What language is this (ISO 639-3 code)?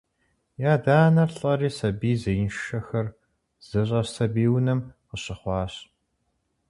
kbd